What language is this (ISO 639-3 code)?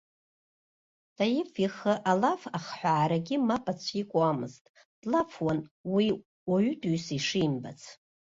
abk